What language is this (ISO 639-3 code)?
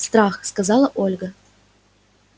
rus